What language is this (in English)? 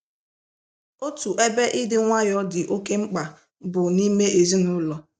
Igbo